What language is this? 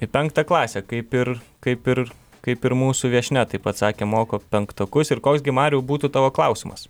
Lithuanian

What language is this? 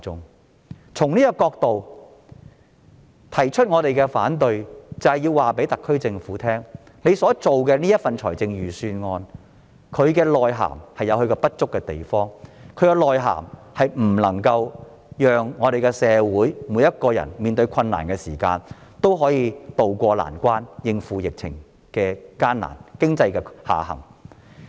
Cantonese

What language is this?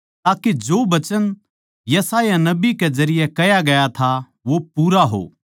Haryanvi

